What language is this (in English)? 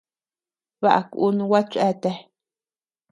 Tepeuxila Cuicatec